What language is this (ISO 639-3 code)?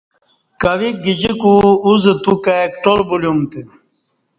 bsh